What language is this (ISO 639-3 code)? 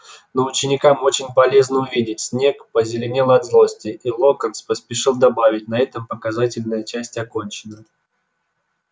rus